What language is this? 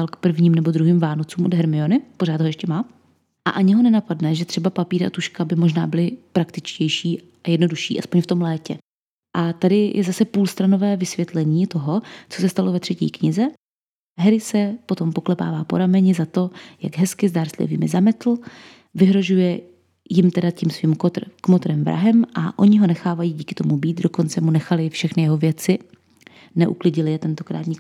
Czech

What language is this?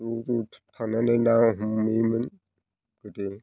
Bodo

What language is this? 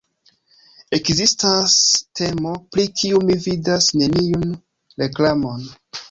Esperanto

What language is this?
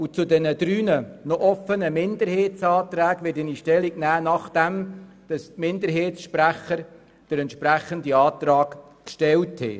Swiss German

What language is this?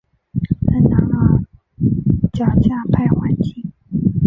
Chinese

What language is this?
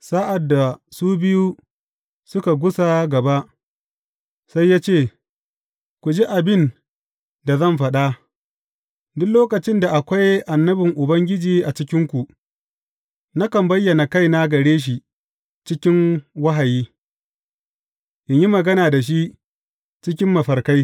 Hausa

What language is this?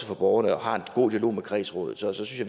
Danish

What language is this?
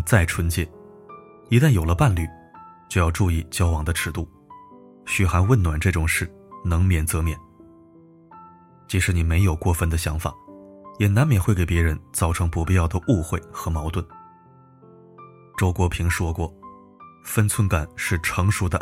Chinese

